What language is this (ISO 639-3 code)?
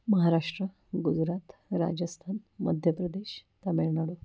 mar